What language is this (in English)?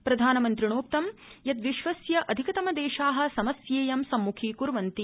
Sanskrit